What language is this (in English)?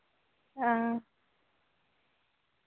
Dogri